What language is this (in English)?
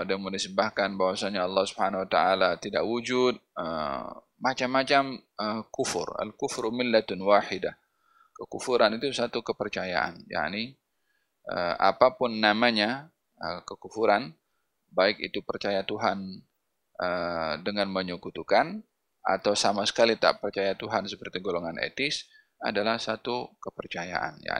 Malay